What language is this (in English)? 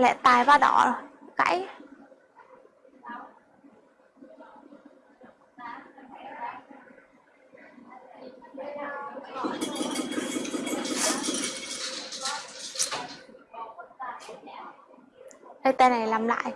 Vietnamese